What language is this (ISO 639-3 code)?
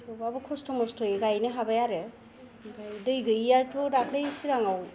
brx